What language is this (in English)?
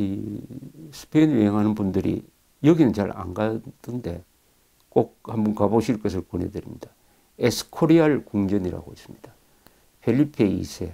Korean